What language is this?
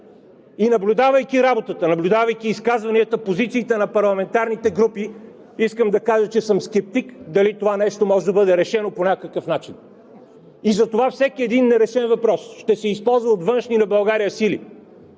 Bulgarian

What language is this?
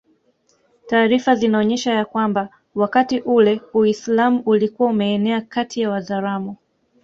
Swahili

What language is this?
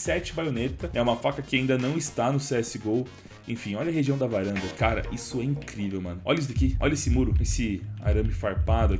Portuguese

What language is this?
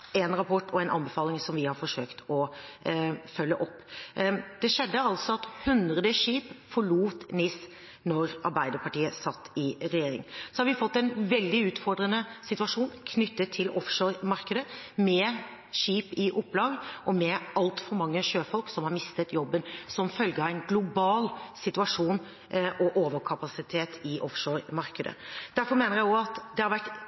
Norwegian Bokmål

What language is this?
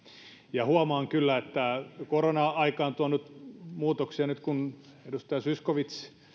Finnish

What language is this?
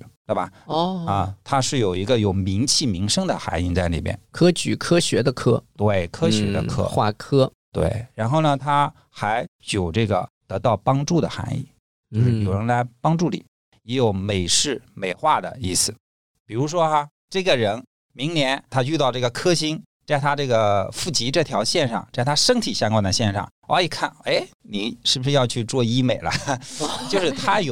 Chinese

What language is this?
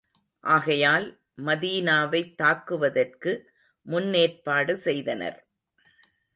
Tamil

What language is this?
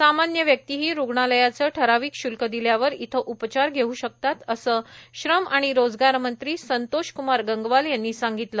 Marathi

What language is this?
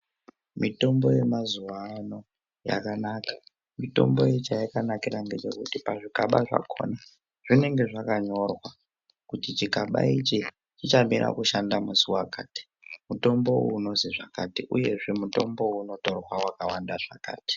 Ndau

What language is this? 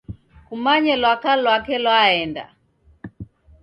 Taita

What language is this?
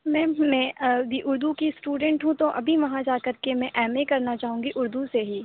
Urdu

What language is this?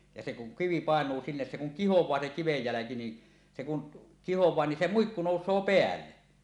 Finnish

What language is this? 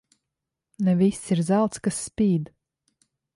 Latvian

